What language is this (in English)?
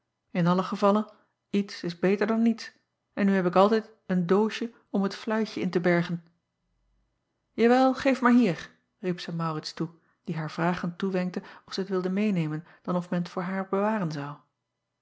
Dutch